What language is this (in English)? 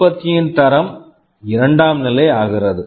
Tamil